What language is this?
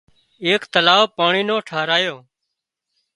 Wadiyara Koli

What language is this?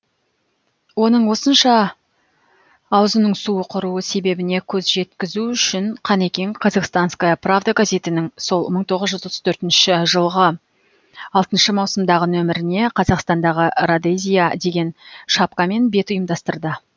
Kazakh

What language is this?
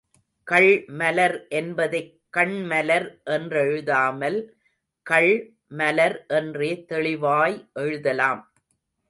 Tamil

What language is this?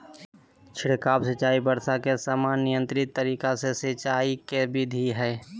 Magahi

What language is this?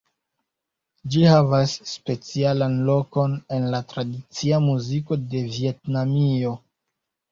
Esperanto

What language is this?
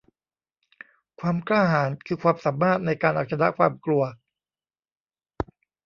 Thai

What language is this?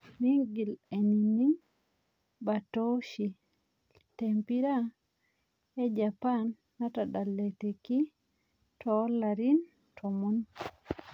Masai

